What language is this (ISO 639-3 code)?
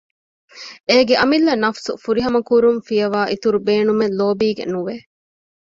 div